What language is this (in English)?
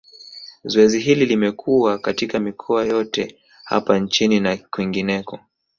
Swahili